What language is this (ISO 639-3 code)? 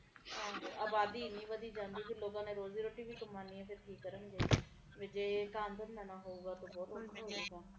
pan